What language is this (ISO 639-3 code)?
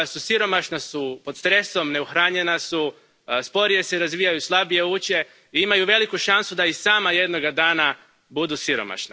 hrv